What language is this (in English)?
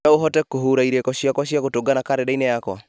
Kikuyu